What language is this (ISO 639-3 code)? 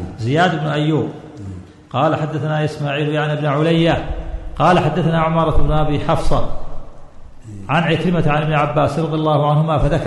ara